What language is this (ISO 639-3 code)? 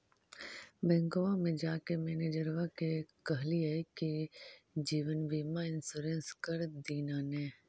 mag